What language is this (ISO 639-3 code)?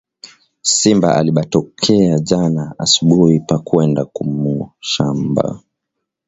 swa